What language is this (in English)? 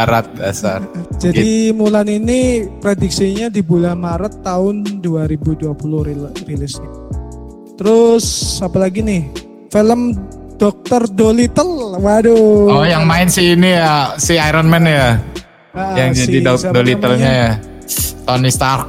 Indonesian